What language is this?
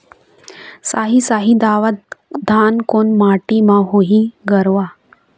Chhattisgarhi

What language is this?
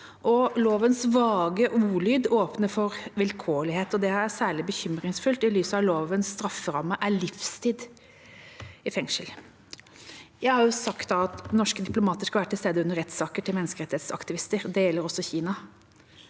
Norwegian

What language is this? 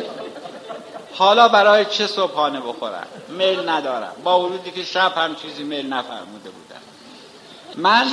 Persian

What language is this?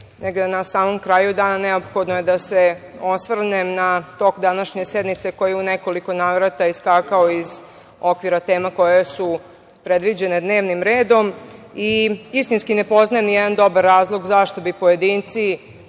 Serbian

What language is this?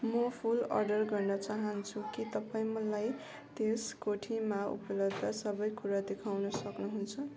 Nepali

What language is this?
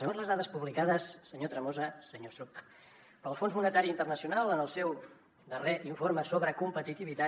Catalan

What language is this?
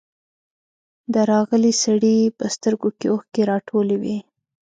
Pashto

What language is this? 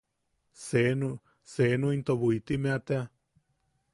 Yaqui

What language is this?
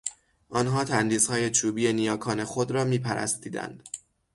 Persian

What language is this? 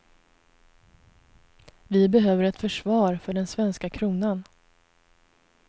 Swedish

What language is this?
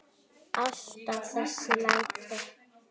Icelandic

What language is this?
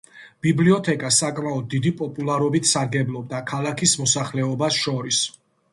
Georgian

